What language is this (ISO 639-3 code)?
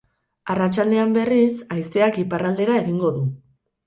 eus